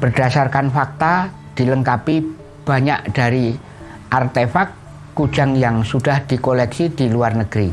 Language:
Indonesian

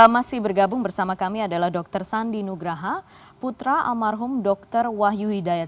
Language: Indonesian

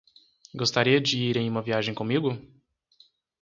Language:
Portuguese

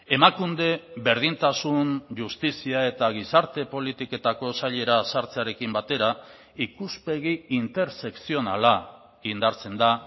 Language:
Basque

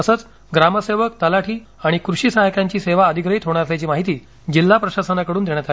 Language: Marathi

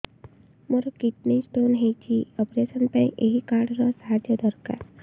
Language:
Odia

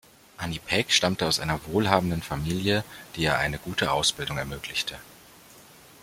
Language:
German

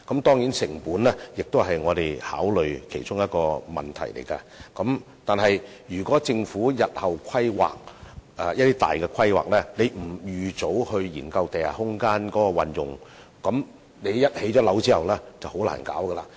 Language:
Cantonese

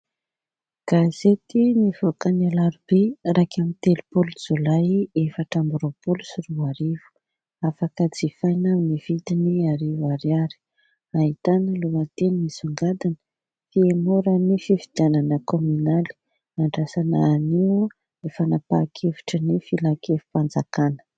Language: Malagasy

